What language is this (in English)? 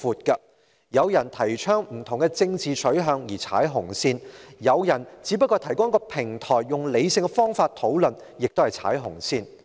Cantonese